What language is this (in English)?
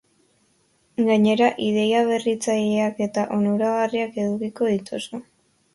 Basque